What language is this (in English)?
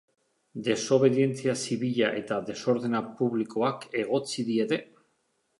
Basque